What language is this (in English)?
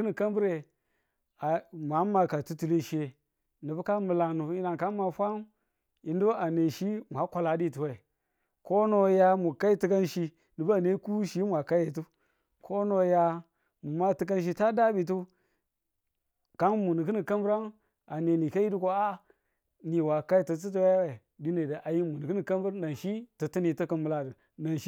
Tula